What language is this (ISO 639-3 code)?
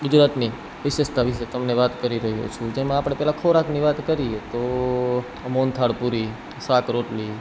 guj